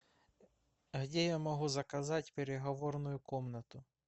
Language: Russian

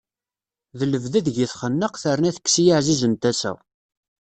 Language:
Kabyle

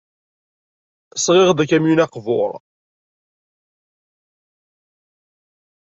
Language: Kabyle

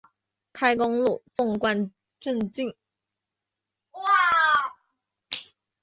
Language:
Chinese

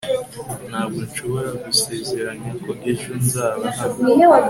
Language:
Kinyarwanda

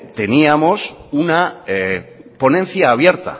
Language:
Spanish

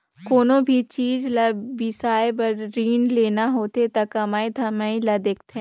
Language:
Chhattisgarhi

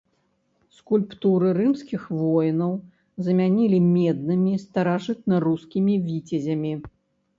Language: Belarusian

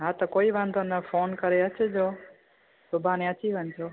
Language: Sindhi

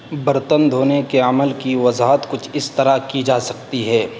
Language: Urdu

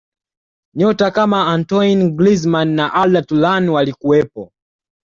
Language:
Swahili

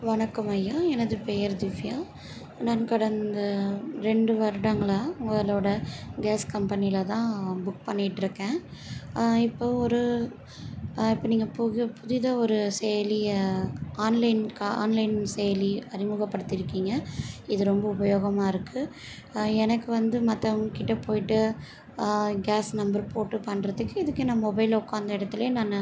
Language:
Tamil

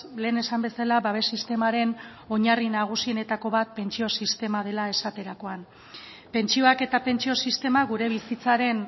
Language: Basque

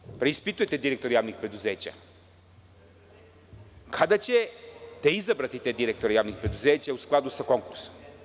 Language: Serbian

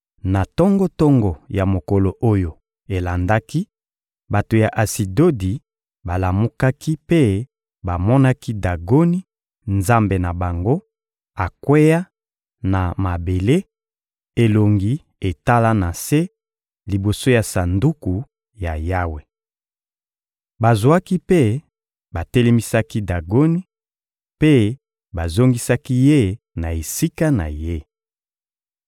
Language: Lingala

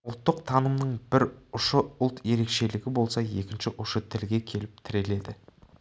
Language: Kazakh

